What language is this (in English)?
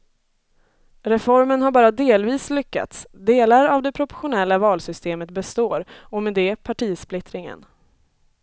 Swedish